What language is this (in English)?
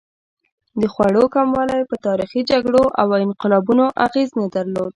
Pashto